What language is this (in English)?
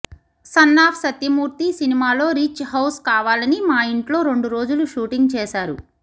Telugu